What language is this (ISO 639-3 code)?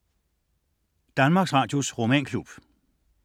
dan